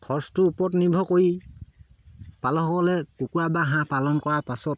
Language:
Assamese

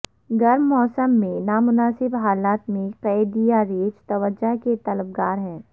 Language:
Urdu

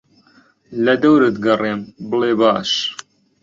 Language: Central Kurdish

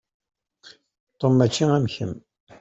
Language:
Kabyle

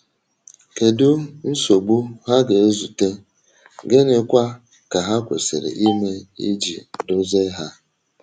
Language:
Igbo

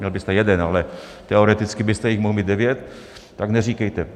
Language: Czech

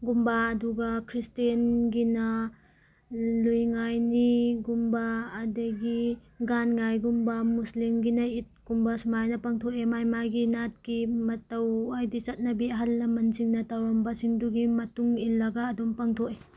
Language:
Manipuri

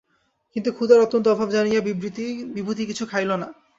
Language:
Bangla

